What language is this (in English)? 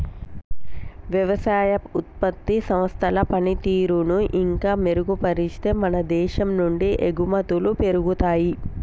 Telugu